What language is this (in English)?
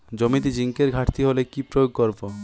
Bangla